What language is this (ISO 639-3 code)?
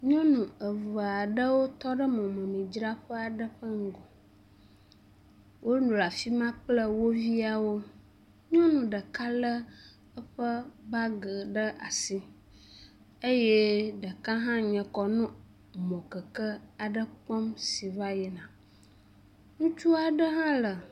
ewe